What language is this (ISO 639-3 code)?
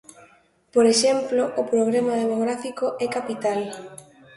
glg